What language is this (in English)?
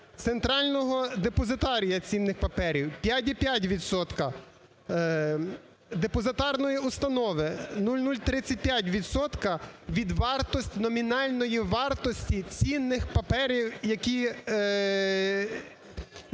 Ukrainian